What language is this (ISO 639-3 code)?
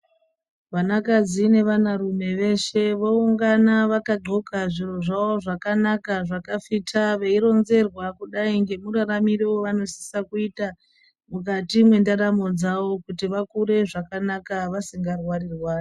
ndc